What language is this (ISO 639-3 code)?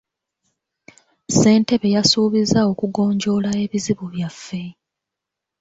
lug